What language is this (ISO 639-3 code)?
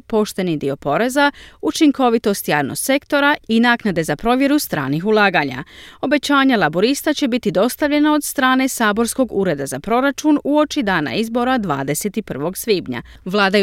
hrv